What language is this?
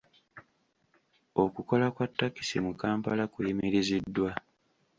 Ganda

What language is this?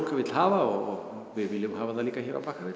Icelandic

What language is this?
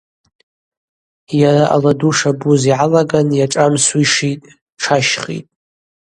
Abaza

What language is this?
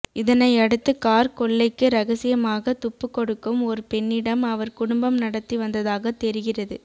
Tamil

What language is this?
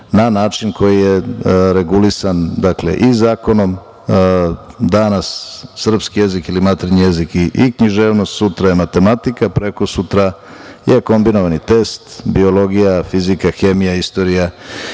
Serbian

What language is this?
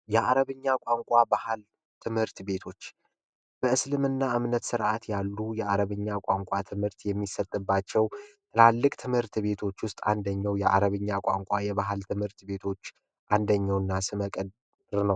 Amharic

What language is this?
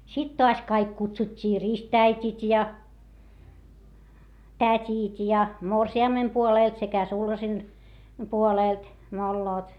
Finnish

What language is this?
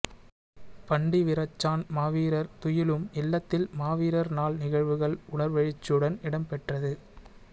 Tamil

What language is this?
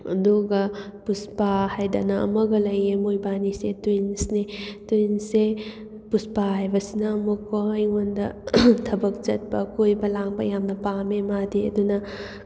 Manipuri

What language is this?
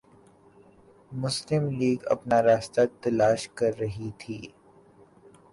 Urdu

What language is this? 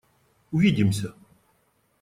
Russian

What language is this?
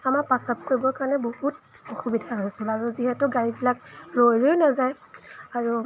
Assamese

